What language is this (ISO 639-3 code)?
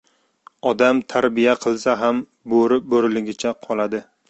uzb